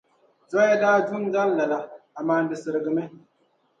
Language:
Dagbani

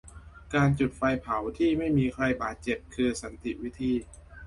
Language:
Thai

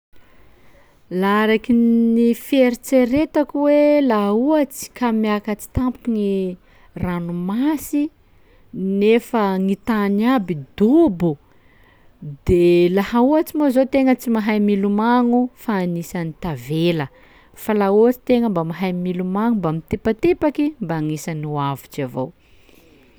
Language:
Sakalava Malagasy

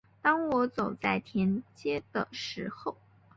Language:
Chinese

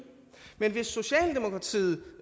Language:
Danish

